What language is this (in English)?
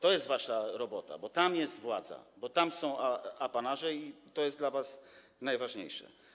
Polish